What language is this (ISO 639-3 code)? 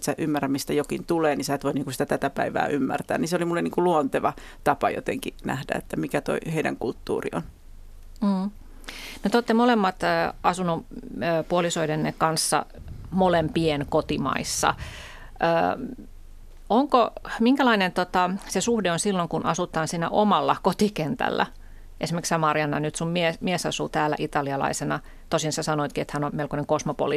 fin